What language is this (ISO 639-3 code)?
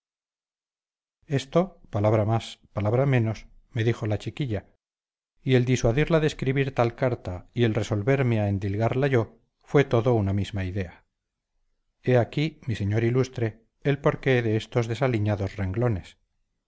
spa